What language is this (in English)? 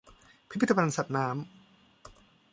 Thai